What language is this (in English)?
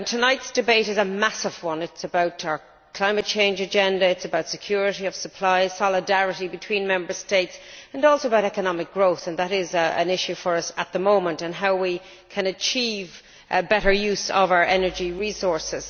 English